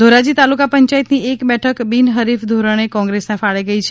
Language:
Gujarati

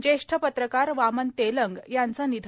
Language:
Marathi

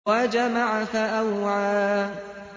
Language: Arabic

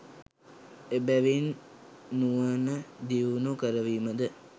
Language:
Sinhala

